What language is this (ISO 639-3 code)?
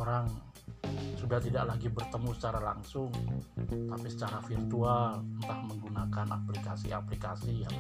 ind